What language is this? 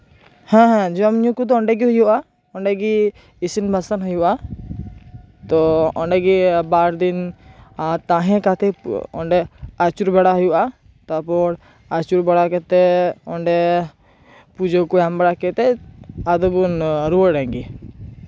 Santali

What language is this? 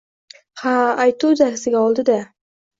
Uzbek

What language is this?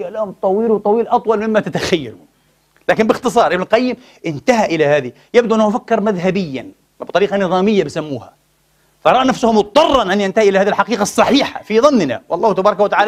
Arabic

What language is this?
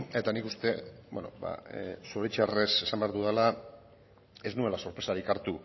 Basque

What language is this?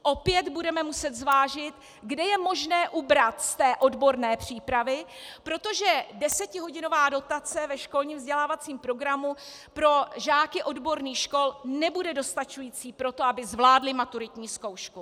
Czech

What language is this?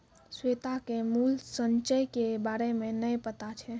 Maithili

